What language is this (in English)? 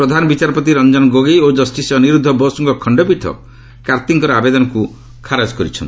Odia